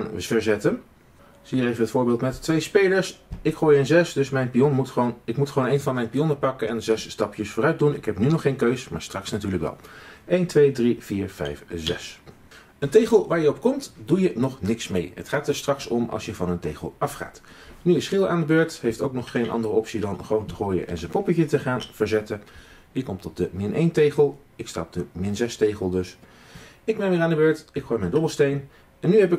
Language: Dutch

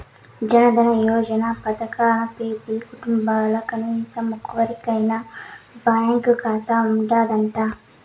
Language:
Telugu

